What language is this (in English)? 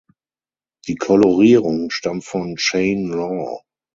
German